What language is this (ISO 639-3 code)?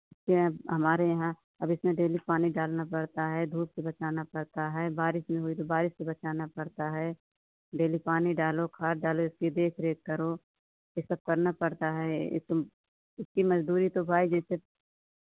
hin